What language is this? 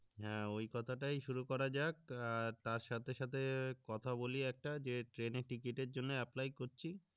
Bangla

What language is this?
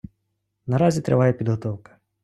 Ukrainian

